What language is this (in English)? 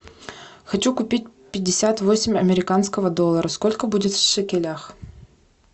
Russian